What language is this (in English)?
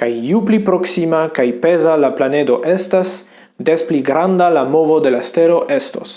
Esperanto